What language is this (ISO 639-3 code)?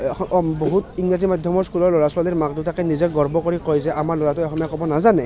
asm